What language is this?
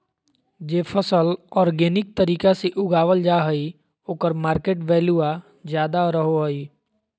Magahi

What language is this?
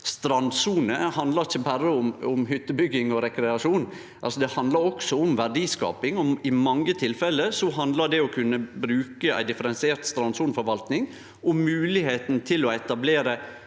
Norwegian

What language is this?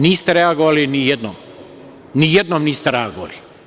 Serbian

